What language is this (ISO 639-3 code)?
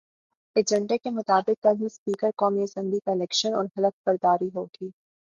urd